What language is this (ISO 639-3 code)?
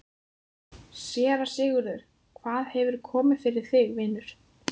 isl